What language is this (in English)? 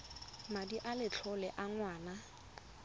Tswana